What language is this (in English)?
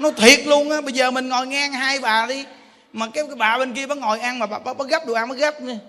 Vietnamese